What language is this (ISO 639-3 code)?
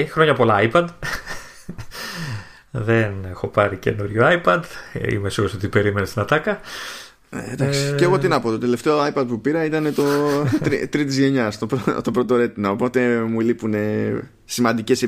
ell